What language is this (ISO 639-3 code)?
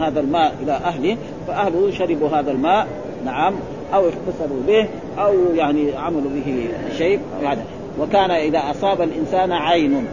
ara